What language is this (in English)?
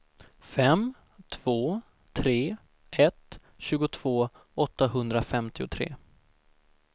Swedish